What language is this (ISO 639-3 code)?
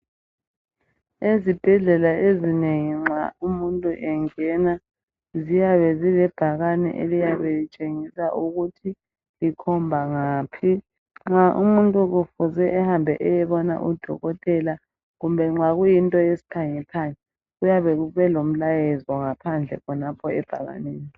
nde